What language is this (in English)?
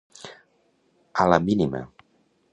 Catalan